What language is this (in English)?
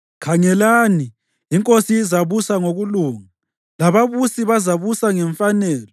North Ndebele